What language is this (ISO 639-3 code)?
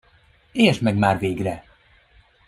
hun